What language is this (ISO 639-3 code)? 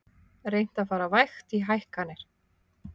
isl